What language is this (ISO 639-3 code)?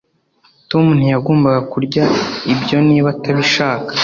kin